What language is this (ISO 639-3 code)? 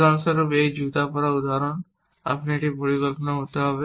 ben